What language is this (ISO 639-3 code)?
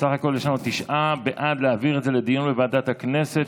heb